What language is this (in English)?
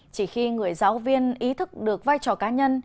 Vietnamese